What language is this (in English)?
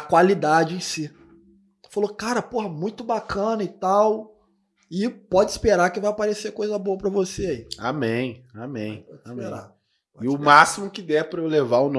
Portuguese